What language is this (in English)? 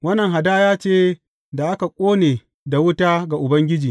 Hausa